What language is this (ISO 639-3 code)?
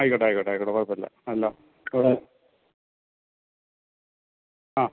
mal